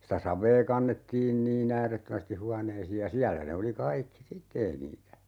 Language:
Finnish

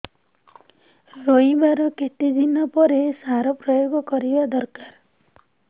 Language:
Odia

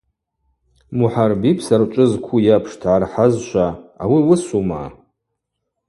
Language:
Abaza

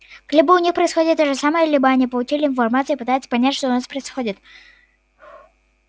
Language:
Russian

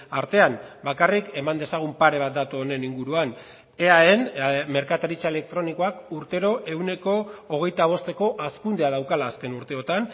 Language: Basque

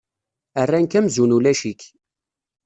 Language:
Kabyle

